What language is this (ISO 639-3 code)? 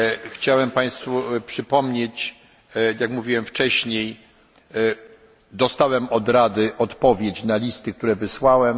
pol